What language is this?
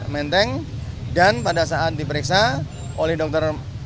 Indonesian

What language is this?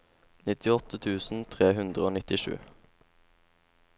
Norwegian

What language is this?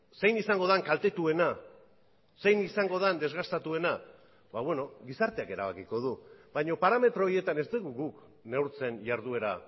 Basque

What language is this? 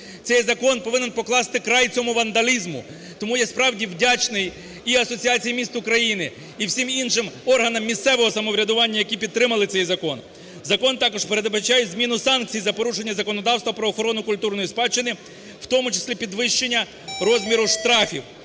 Ukrainian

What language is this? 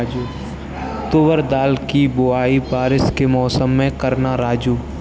Hindi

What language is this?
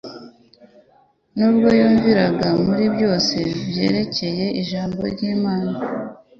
Kinyarwanda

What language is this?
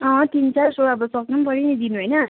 Nepali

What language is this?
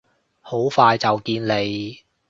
Cantonese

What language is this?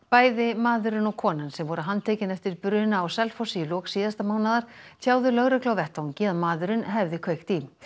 Icelandic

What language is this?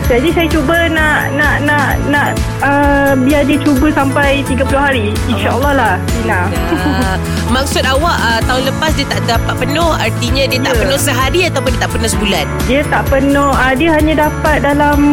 Malay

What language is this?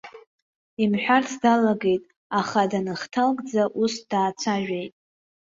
Abkhazian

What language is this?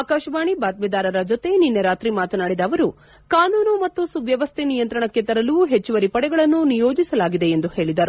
Kannada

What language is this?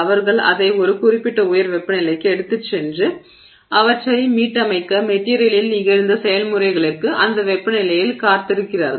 Tamil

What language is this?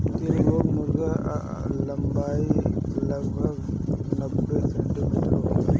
Bhojpuri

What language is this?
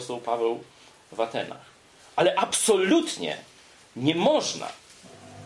Polish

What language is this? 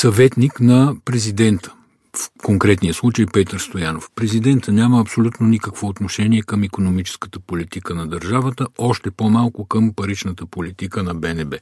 Bulgarian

